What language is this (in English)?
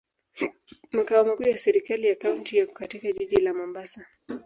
Swahili